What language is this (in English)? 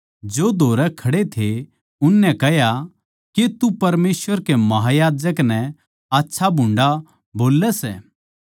Haryanvi